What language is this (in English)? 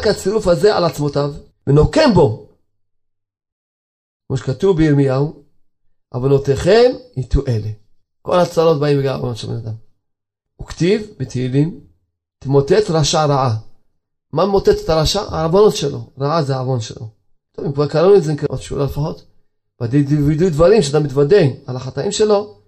Hebrew